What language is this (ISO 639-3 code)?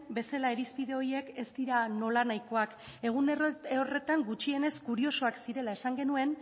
eus